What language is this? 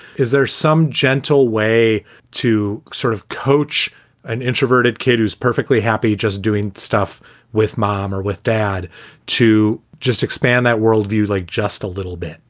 English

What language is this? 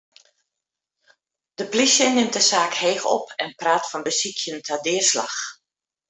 Western Frisian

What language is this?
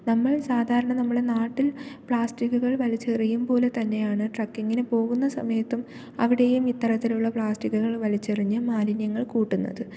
Malayalam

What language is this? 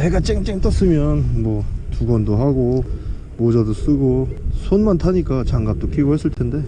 Korean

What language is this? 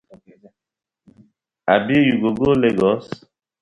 Nigerian Pidgin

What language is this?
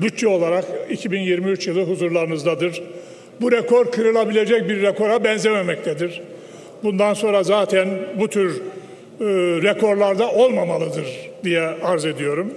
Turkish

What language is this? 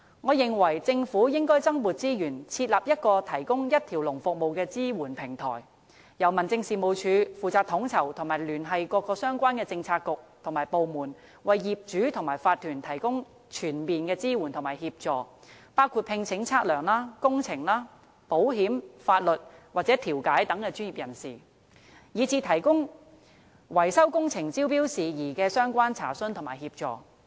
Cantonese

